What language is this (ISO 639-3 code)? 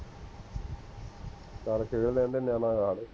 pan